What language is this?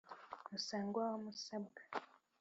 Kinyarwanda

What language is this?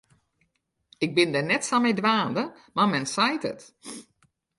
Western Frisian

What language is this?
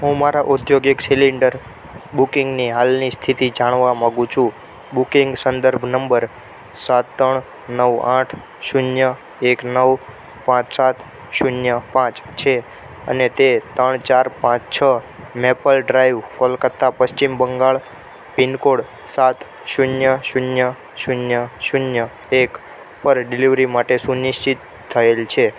Gujarati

